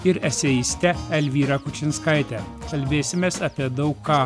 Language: Lithuanian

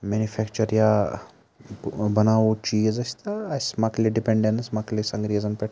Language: Kashmiri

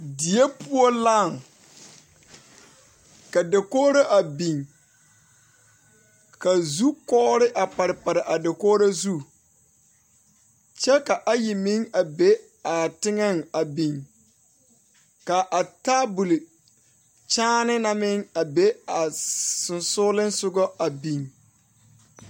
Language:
Southern Dagaare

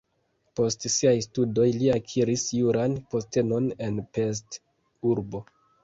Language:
Esperanto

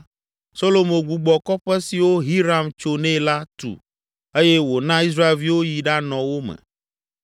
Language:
Ewe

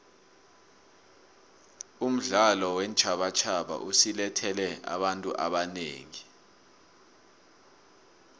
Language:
South Ndebele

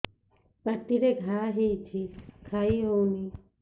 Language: Odia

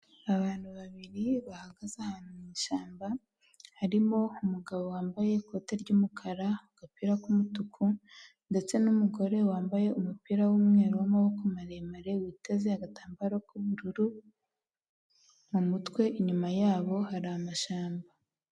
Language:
Kinyarwanda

